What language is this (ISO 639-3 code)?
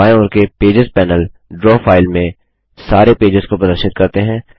hin